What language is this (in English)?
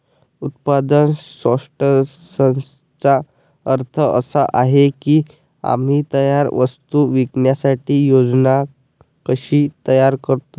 Marathi